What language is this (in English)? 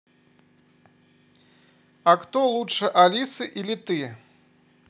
Russian